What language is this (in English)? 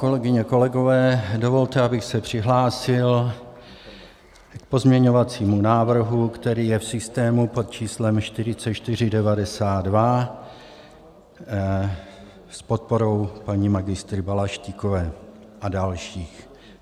Czech